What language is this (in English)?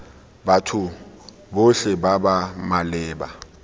Tswana